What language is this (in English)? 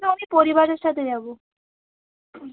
Bangla